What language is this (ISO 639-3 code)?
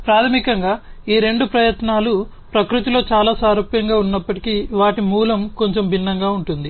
tel